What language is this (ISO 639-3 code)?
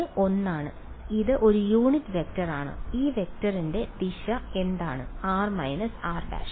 mal